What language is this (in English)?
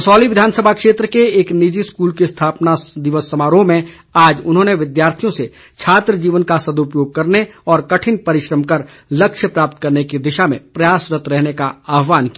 Hindi